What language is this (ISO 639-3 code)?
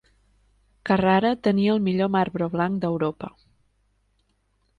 cat